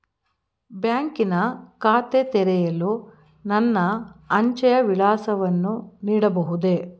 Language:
Kannada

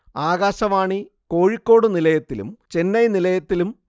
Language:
Malayalam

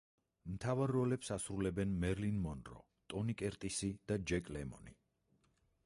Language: Georgian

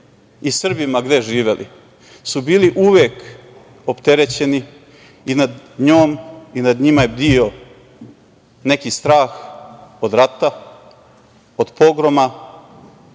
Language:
Serbian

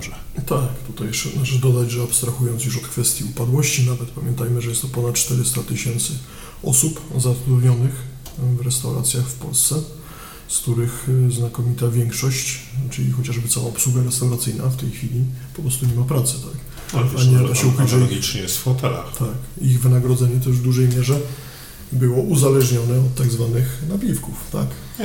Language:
Polish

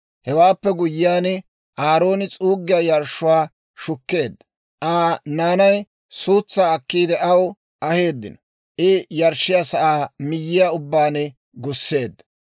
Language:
Dawro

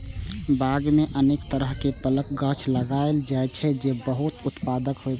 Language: Maithili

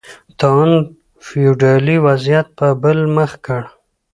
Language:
Pashto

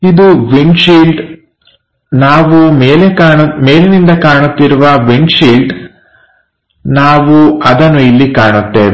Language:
Kannada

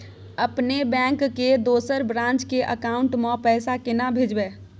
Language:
Maithili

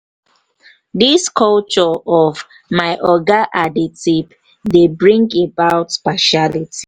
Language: Nigerian Pidgin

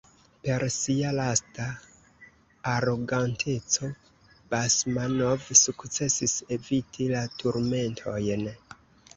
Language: Esperanto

